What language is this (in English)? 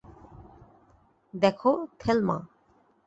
Bangla